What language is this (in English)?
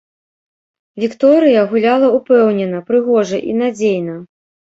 Belarusian